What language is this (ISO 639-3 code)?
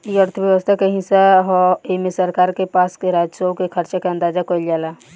bho